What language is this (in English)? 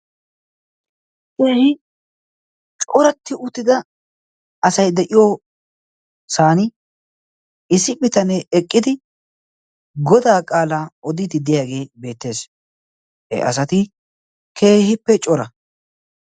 Wolaytta